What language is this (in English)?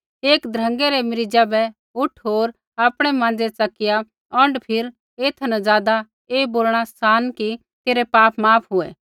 Kullu Pahari